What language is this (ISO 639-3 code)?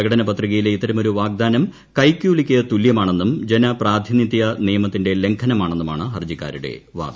mal